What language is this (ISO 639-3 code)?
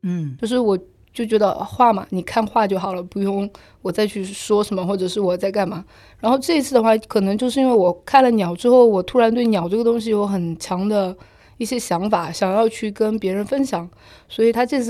zho